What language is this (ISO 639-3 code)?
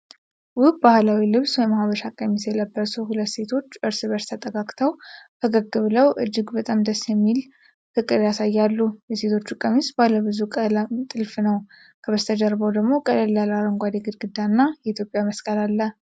amh